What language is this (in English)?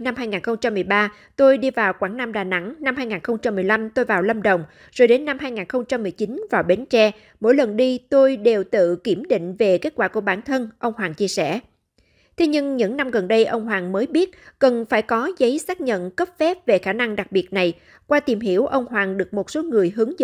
Vietnamese